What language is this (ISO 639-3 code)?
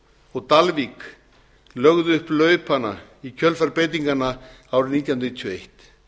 isl